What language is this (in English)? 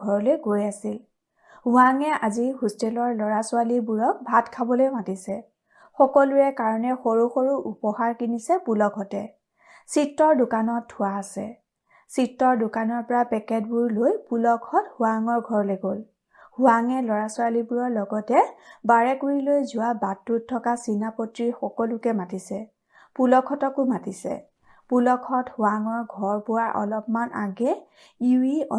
Assamese